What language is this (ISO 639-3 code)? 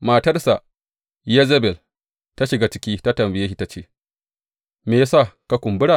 hau